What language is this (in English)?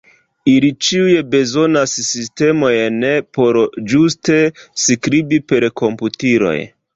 Esperanto